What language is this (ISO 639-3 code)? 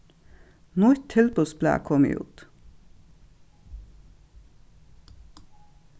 fao